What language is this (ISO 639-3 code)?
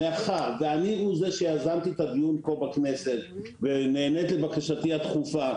heb